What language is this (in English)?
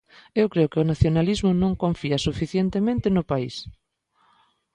Galician